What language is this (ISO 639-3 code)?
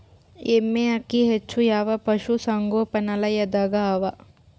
kan